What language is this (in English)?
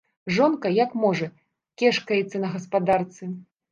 Belarusian